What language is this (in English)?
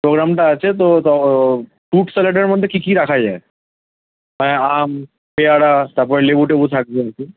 Bangla